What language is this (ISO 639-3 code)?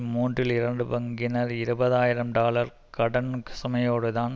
tam